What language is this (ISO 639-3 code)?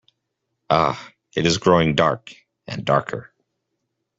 eng